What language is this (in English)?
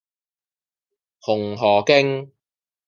Cantonese